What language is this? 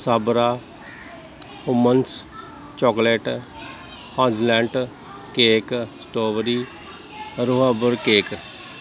Punjabi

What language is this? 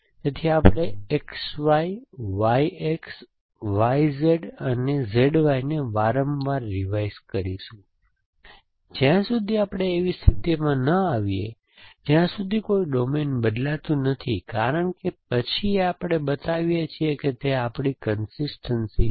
Gujarati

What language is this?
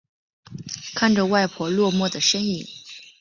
Chinese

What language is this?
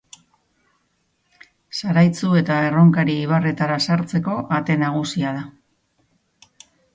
Basque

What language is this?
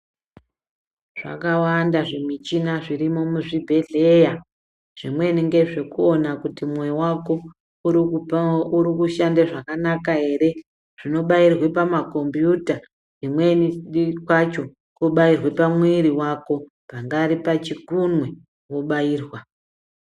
Ndau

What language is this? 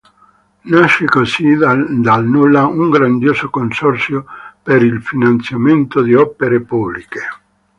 Italian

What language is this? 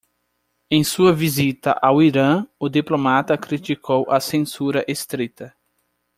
Portuguese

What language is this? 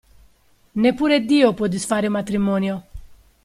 Italian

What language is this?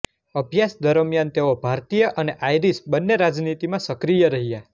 Gujarati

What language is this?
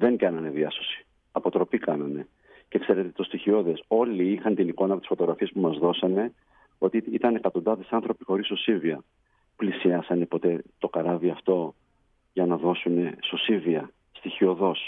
Greek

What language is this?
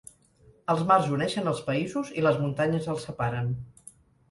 Catalan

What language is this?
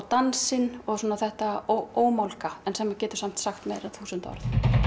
Icelandic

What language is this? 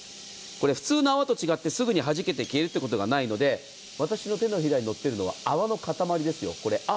Japanese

